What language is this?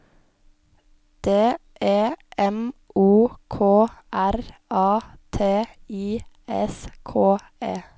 Norwegian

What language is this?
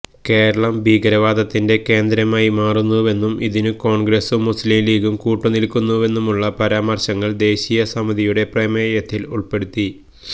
Malayalam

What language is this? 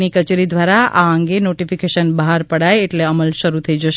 Gujarati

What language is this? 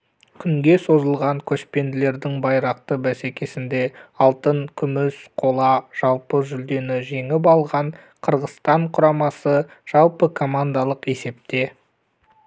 Kazakh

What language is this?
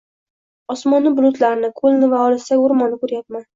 Uzbek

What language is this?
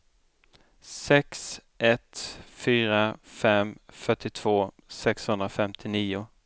Swedish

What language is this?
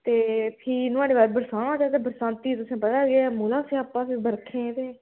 Dogri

